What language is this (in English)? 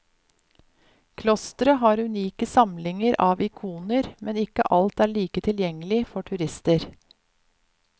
Norwegian